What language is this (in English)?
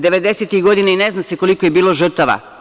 Serbian